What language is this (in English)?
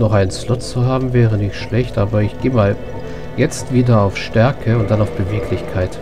German